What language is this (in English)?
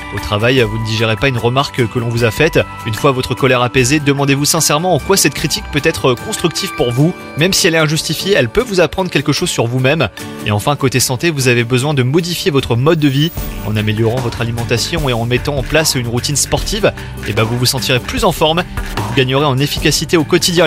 French